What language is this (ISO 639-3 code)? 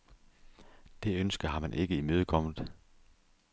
dan